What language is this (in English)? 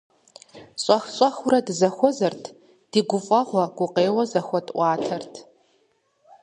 Kabardian